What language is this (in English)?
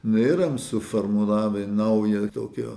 Lithuanian